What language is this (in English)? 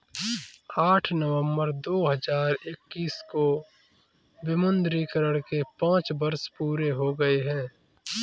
Hindi